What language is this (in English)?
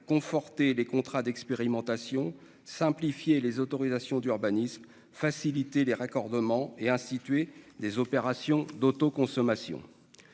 French